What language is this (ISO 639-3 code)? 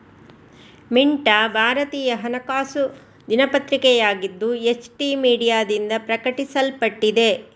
kan